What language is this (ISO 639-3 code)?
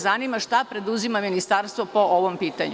srp